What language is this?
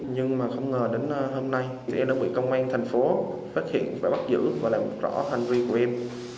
Vietnamese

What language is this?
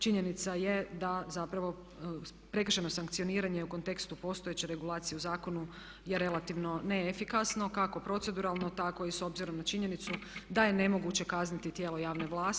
Croatian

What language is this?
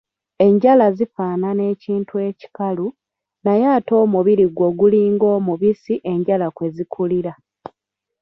Ganda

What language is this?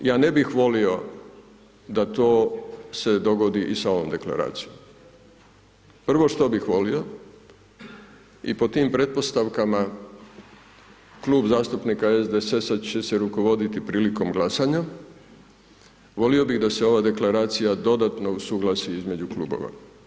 Croatian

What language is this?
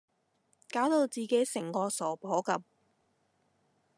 Cantonese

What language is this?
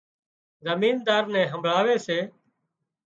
Wadiyara Koli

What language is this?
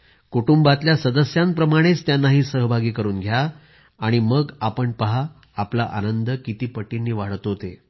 Marathi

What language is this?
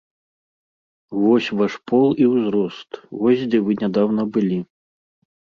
Belarusian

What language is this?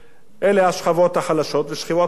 Hebrew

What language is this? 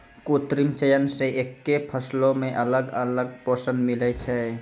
Maithili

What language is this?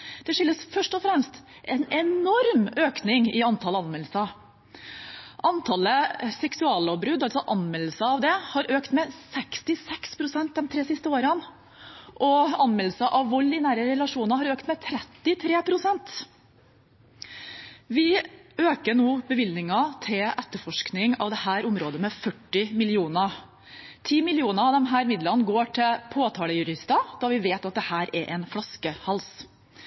Norwegian Bokmål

